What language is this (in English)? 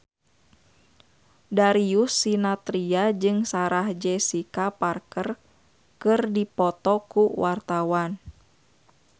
Sundanese